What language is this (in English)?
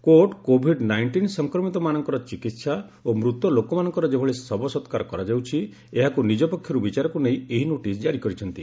Odia